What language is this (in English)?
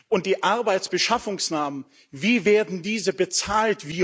German